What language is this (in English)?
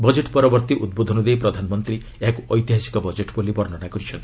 Odia